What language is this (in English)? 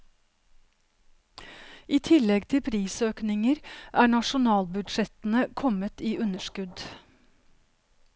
Norwegian